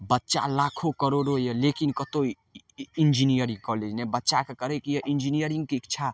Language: Maithili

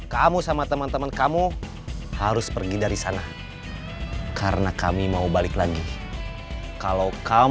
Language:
Indonesian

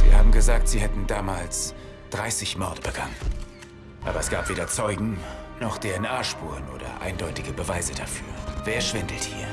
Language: German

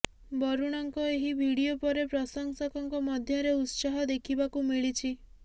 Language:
Odia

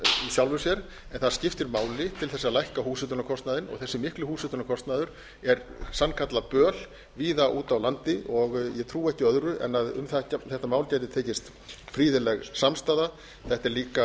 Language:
Icelandic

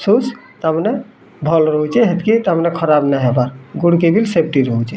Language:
Odia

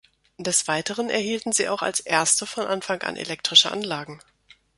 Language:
German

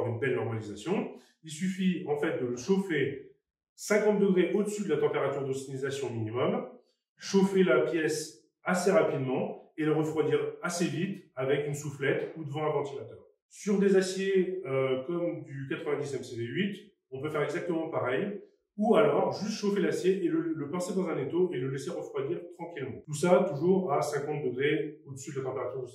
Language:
French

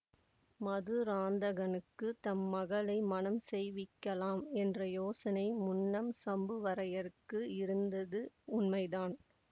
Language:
Tamil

